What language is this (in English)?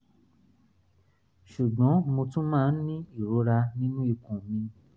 Yoruba